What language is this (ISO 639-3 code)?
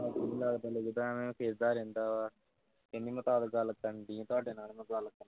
pan